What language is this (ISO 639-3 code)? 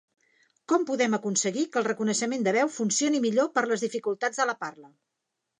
cat